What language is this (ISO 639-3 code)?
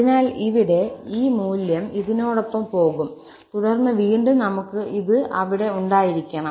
mal